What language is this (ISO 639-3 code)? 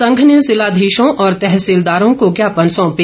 hin